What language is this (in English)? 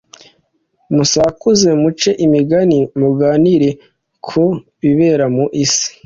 Kinyarwanda